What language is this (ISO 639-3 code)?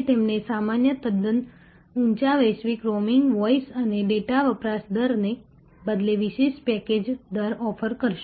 guj